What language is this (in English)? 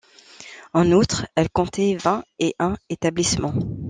French